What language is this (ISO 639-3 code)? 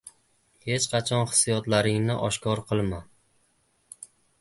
uzb